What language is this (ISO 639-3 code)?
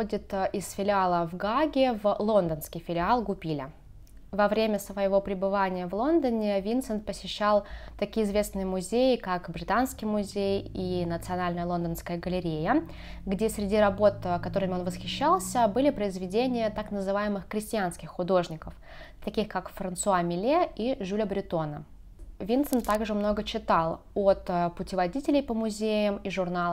rus